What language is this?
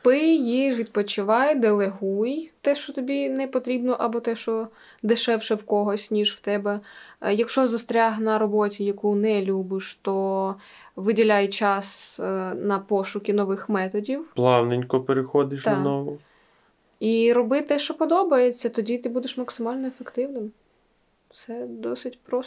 Ukrainian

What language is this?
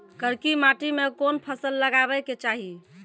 Maithili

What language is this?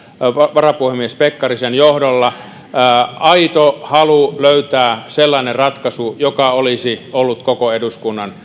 Finnish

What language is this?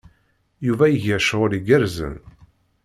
Kabyle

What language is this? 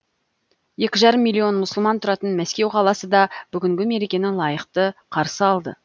Kazakh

